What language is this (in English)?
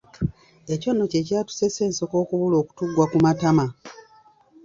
Ganda